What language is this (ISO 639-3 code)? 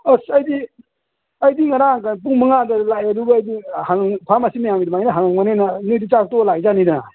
mni